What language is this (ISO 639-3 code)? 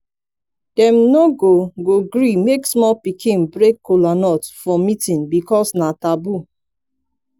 pcm